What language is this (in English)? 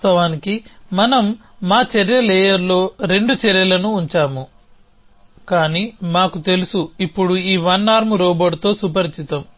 Telugu